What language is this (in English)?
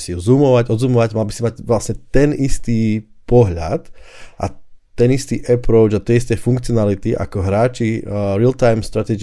Slovak